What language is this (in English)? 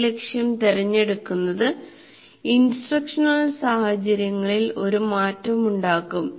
Malayalam